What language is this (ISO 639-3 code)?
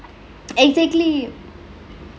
eng